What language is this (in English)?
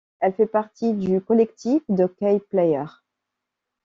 French